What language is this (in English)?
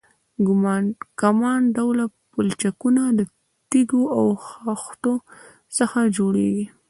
Pashto